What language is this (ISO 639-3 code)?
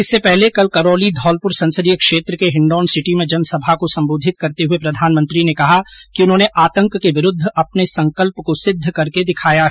hin